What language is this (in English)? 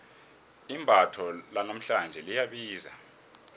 South Ndebele